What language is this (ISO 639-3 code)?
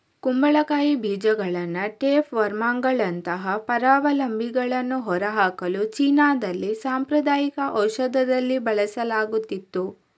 kan